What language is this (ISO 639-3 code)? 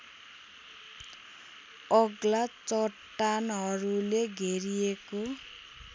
nep